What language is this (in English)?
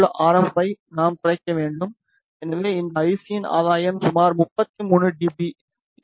Tamil